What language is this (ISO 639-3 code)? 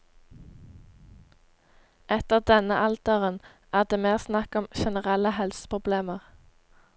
nor